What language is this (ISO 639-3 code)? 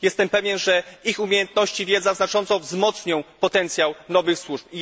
pol